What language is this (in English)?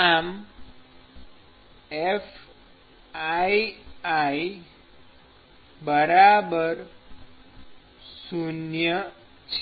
Gujarati